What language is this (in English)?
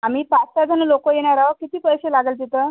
Marathi